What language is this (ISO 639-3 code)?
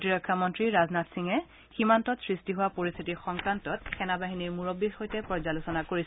asm